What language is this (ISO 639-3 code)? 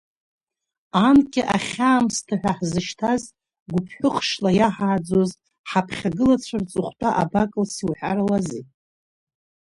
abk